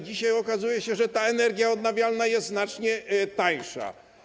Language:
Polish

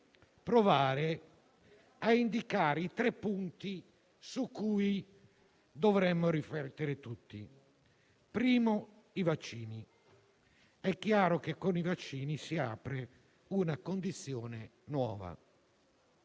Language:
Italian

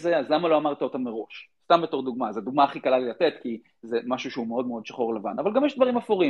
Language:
Hebrew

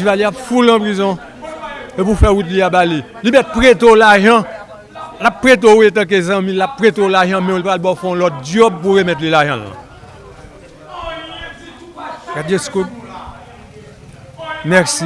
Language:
French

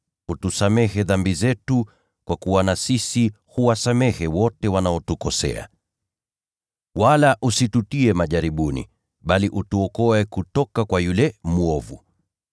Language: Swahili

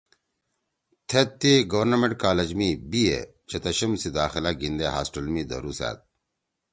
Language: Torwali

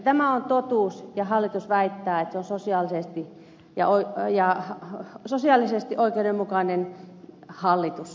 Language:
Finnish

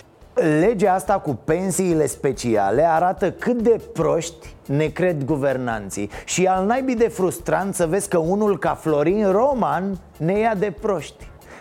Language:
Romanian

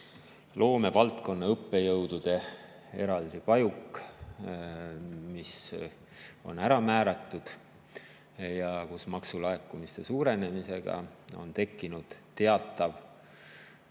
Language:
Estonian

